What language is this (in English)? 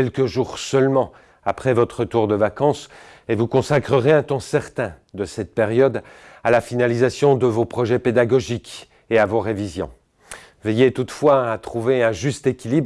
French